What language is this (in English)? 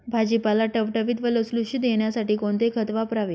Marathi